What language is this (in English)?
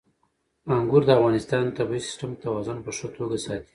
Pashto